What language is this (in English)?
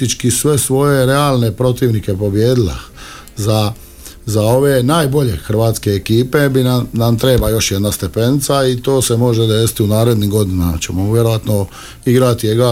Croatian